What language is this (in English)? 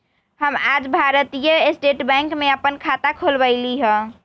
Magahi